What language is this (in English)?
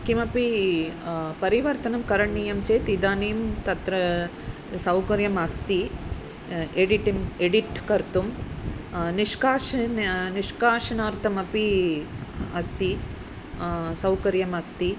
Sanskrit